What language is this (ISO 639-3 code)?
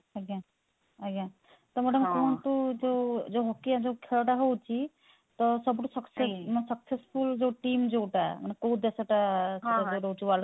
ori